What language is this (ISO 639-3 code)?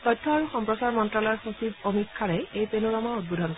asm